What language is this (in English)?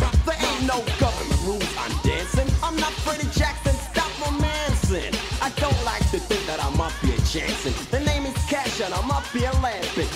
English